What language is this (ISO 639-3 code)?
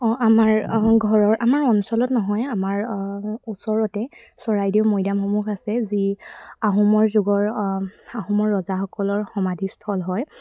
asm